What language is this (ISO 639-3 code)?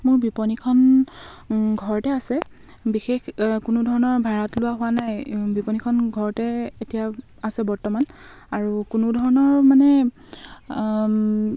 asm